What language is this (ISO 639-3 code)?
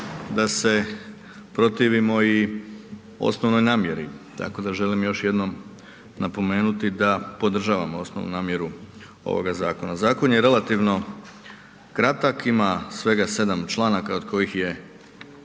hrv